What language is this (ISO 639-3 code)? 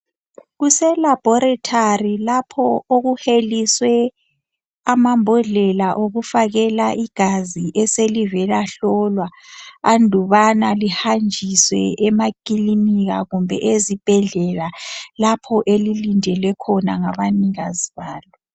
nde